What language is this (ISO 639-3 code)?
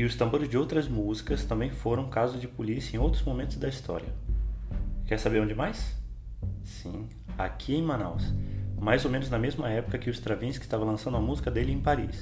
por